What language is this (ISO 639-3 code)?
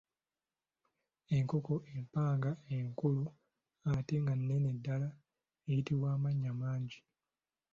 lug